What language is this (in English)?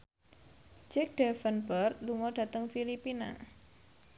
Javanese